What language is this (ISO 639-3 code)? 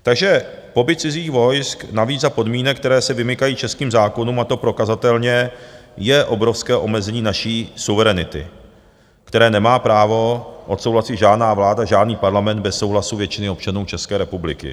ces